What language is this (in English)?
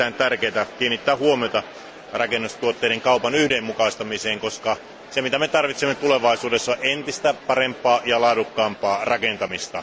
Finnish